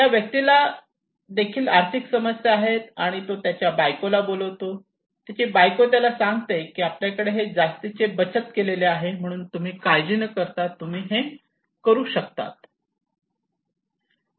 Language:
Marathi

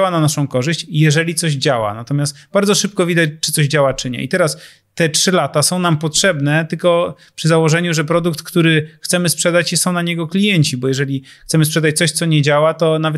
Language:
Polish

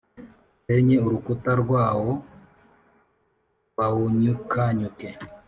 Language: Kinyarwanda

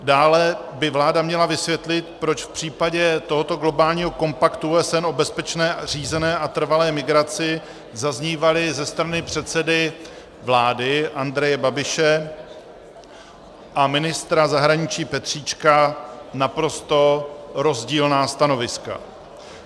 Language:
Czech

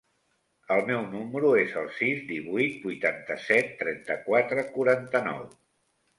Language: Catalan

